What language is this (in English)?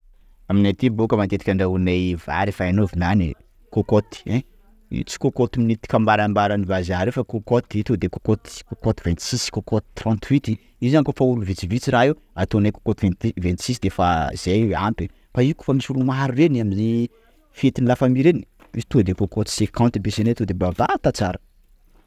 Sakalava Malagasy